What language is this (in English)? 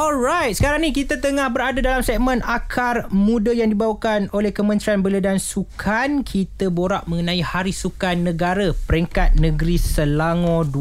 Malay